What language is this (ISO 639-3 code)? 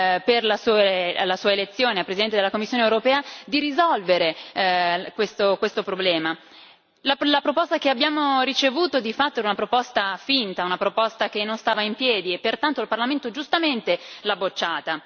ita